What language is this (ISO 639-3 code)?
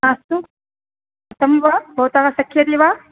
san